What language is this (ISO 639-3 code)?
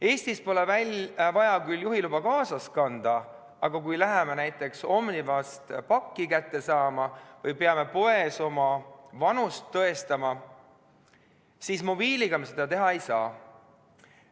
est